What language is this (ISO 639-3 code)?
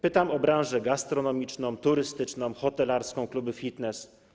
pol